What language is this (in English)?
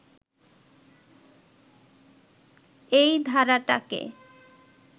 Bangla